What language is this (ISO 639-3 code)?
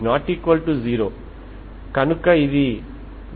tel